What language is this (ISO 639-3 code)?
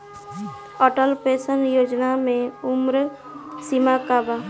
bho